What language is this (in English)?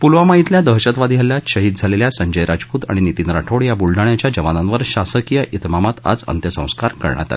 Marathi